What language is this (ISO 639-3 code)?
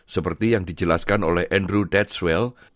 ind